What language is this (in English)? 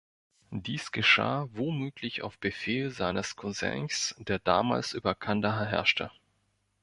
German